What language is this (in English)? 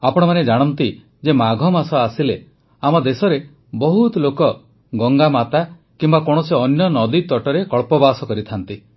Odia